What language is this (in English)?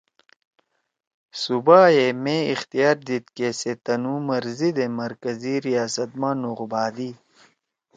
Torwali